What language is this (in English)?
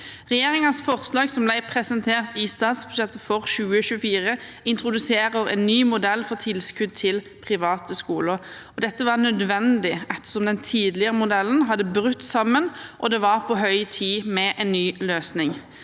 Norwegian